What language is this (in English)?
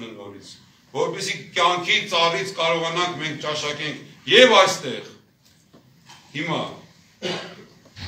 Turkish